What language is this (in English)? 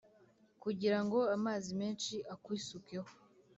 Kinyarwanda